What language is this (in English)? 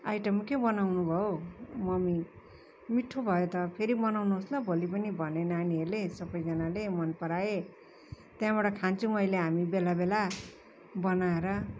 Nepali